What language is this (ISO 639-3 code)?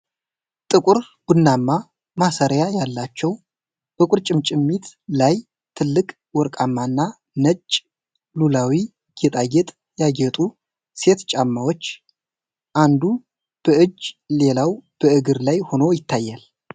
amh